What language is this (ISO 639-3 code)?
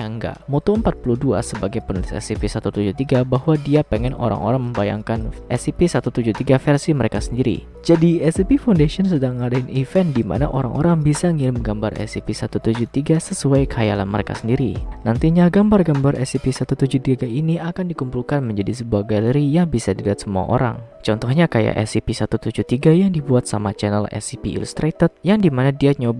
ind